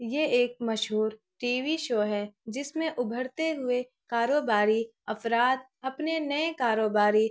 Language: Urdu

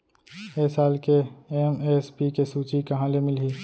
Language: Chhattisgarhi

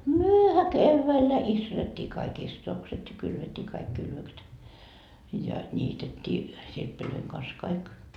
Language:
Finnish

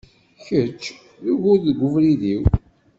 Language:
Kabyle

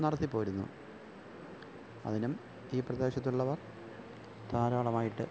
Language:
Malayalam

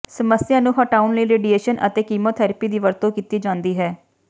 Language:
Punjabi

